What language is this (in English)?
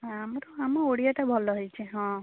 Odia